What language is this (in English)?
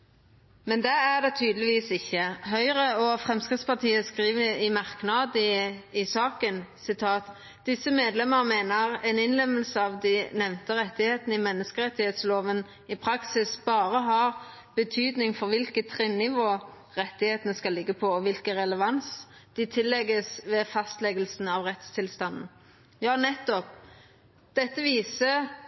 Norwegian Nynorsk